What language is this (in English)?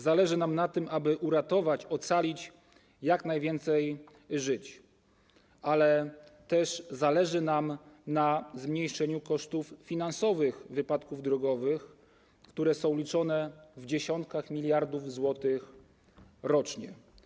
Polish